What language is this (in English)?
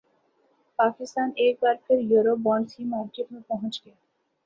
Urdu